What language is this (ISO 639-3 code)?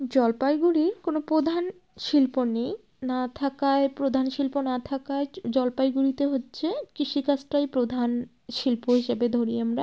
ben